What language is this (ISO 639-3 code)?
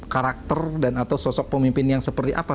ind